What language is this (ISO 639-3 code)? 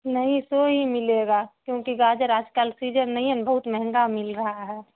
urd